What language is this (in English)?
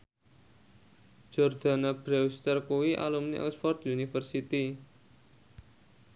Javanese